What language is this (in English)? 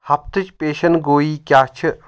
Kashmiri